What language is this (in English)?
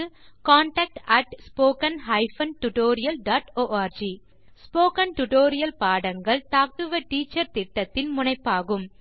Tamil